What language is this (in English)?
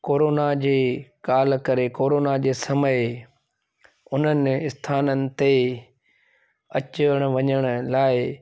Sindhi